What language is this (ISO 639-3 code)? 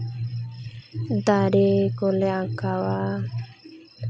sat